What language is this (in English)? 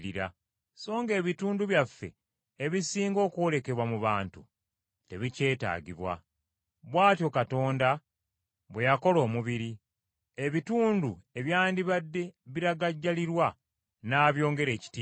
Ganda